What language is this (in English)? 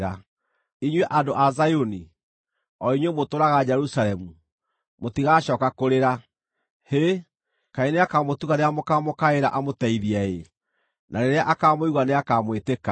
Kikuyu